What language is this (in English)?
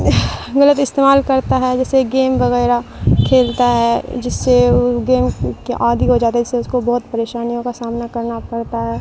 Urdu